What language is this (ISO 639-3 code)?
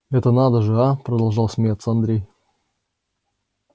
rus